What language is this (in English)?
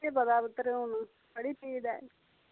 Dogri